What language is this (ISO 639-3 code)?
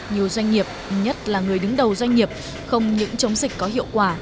vie